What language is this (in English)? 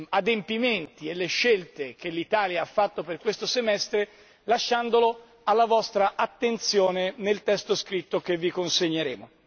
Italian